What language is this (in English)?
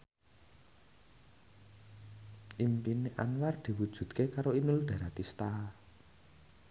Javanese